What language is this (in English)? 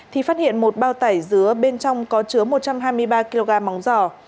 Vietnamese